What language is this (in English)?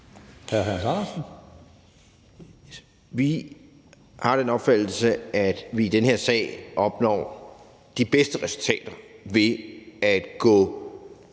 Danish